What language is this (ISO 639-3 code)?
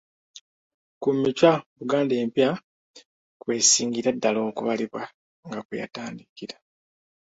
lug